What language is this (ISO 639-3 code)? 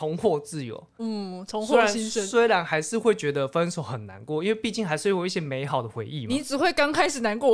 zho